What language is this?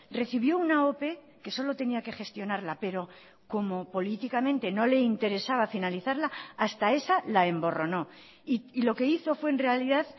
Spanish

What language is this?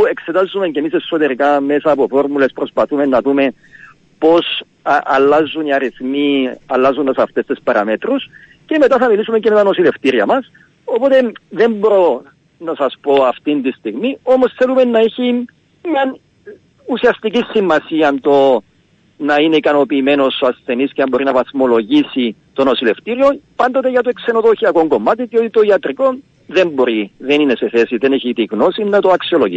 Greek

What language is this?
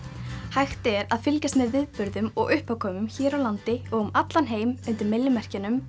Icelandic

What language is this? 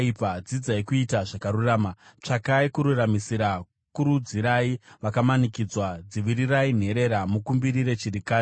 Shona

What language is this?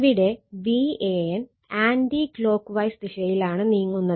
Malayalam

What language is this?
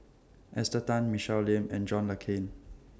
English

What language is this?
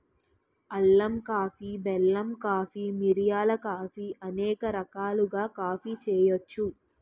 Telugu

